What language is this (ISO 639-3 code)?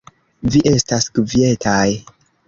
epo